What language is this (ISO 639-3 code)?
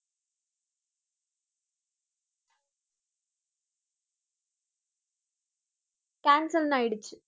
tam